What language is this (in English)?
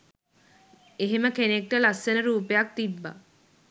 Sinhala